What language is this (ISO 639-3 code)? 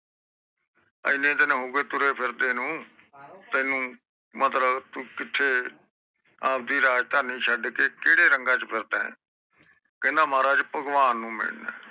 pan